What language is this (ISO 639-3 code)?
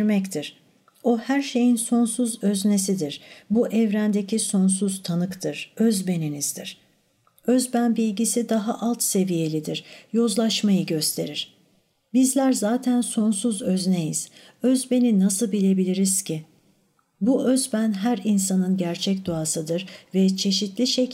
tur